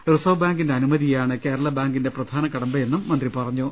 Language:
Malayalam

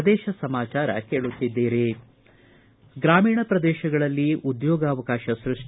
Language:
Kannada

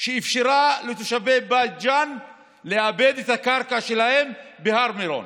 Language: Hebrew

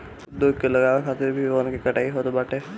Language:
Bhojpuri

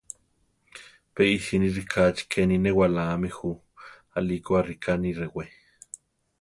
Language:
Central Tarahumara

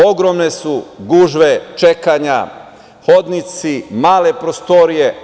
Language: Serbian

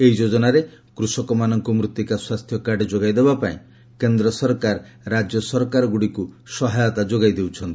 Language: Odia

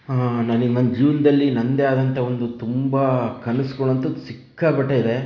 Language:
Kannada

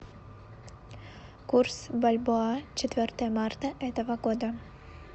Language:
Russian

